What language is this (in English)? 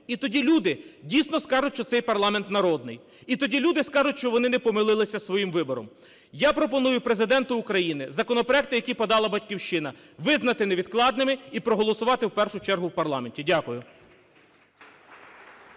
Ukrainian